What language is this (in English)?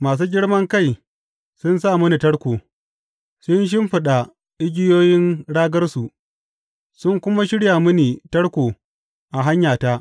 Hausa